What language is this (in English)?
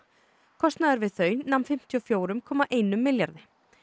Icelandic